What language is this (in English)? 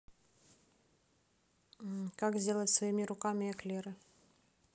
Russian